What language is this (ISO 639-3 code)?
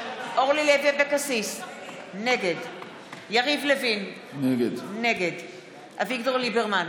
heb